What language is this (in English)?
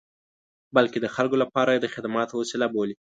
Pashto